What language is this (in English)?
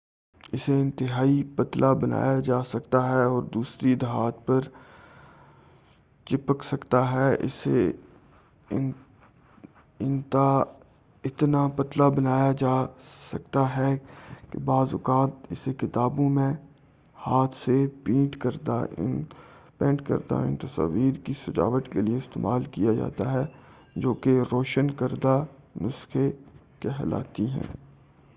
Urdu